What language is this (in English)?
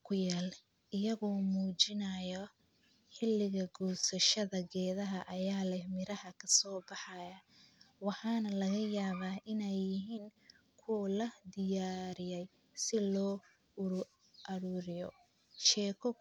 Somali